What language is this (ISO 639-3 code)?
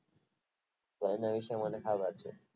guj